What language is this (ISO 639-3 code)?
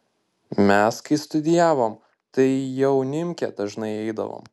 lit